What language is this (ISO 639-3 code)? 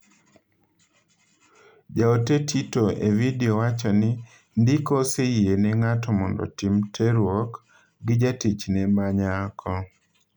luo